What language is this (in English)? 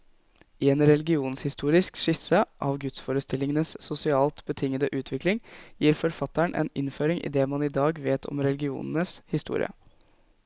Norwegian